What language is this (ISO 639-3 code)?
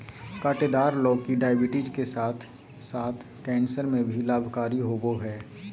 mag